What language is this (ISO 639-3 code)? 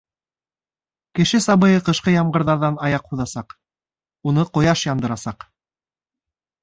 bak